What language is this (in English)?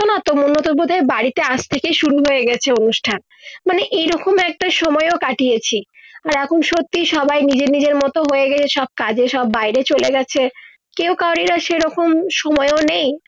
Bangla